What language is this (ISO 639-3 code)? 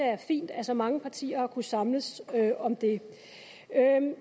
dan